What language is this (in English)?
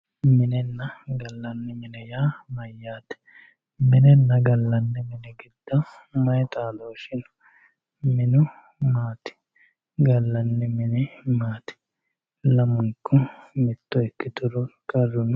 Sidamo